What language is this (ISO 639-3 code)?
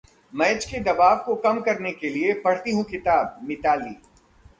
hin